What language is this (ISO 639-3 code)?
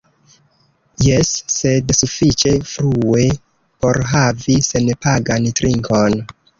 epo